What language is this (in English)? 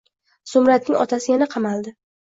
Uzbek